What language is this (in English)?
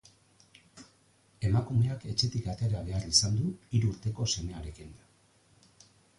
Basque